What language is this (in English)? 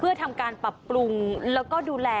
Thai